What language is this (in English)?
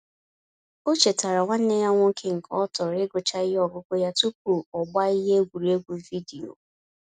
Igbo